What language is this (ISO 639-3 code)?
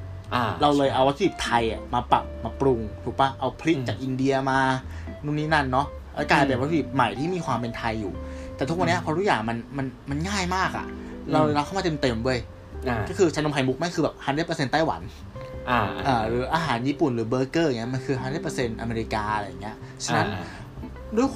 tha